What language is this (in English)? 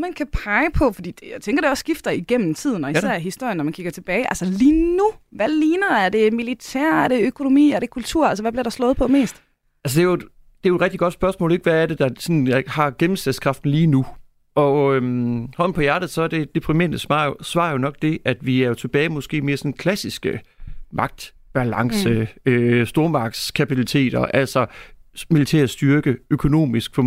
Danish